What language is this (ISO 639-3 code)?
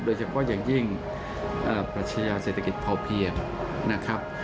tha